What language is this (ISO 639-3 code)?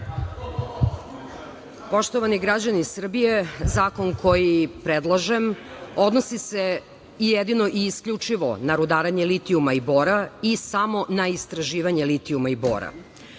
srp